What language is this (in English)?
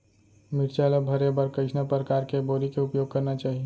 Chhattisgarhi